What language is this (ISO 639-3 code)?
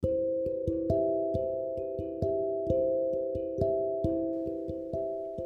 kan